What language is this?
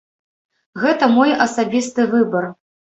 Belarusian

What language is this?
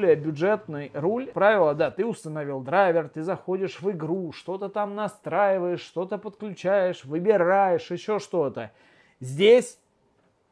Russian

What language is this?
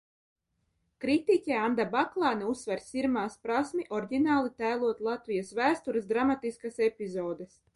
Latvian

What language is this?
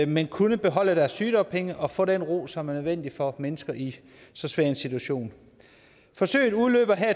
Danish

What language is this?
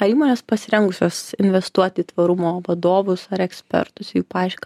Lithuanian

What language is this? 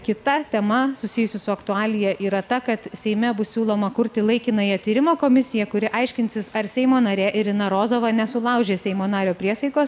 Lithuanian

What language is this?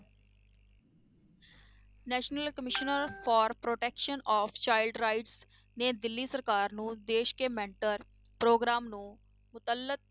Punjabi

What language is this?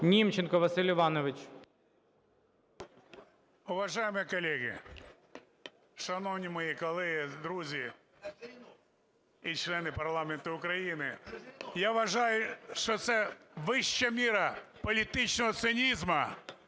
Ukrainian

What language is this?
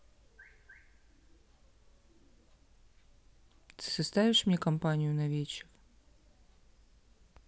Russian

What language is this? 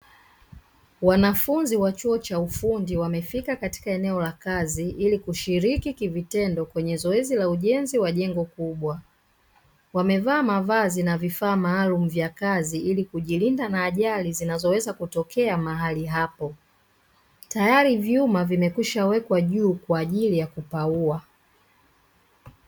Swahili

